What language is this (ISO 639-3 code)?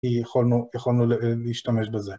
heb